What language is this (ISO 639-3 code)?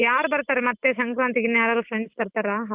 kan